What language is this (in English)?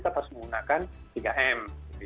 Indonesian